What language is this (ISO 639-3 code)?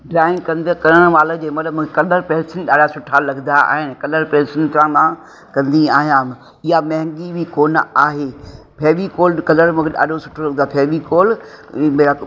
snd